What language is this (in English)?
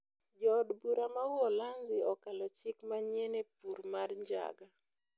Luo (Kenya and Tanzania)